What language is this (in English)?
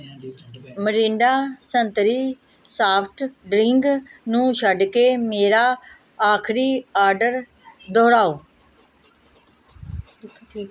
Punjabi